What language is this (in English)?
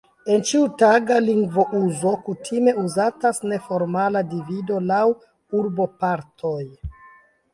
Esperanto